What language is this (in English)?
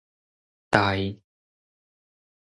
Min Nan Chinese